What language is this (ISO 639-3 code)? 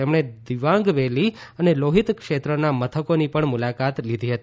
guj